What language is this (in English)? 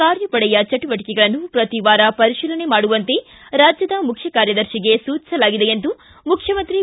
Kannada